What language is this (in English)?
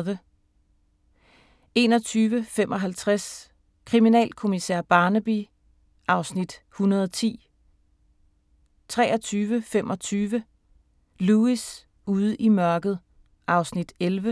Danish